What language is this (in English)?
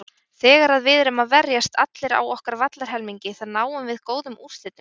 Icelandic